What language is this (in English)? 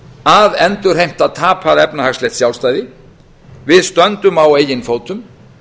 Icelandic